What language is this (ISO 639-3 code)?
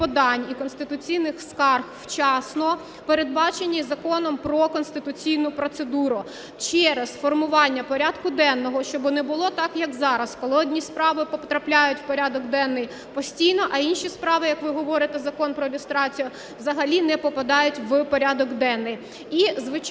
ukr